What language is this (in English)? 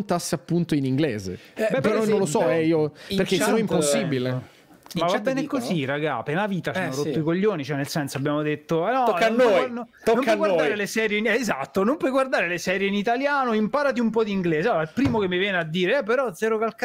Italian